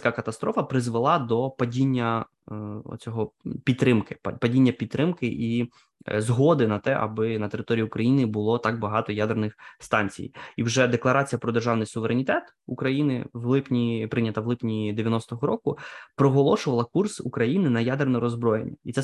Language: Ukrainian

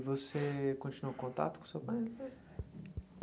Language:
Portuguese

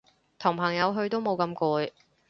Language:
Cantonese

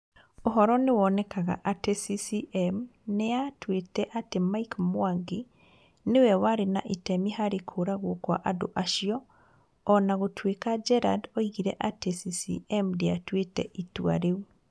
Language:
Kikuyu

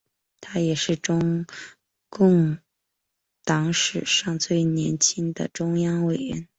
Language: Chinese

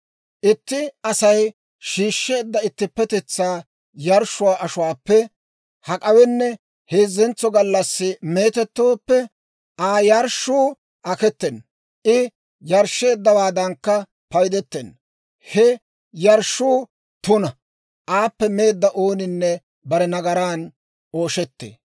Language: Dawro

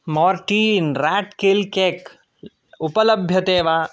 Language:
Sanskrit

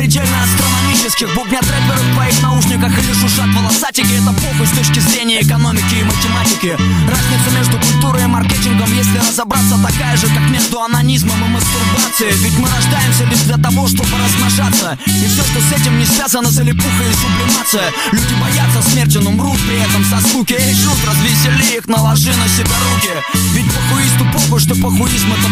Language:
Hungarian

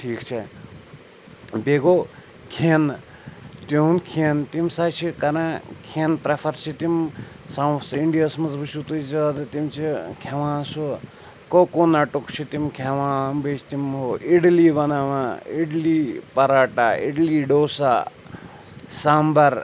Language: Kashmiri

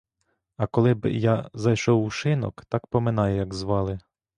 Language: Ukrainian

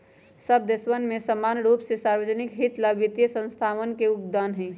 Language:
Magahi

